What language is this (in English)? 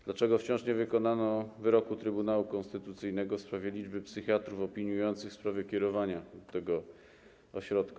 Polish